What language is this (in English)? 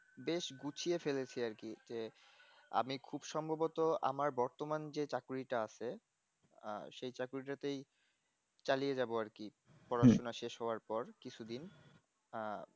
Bangla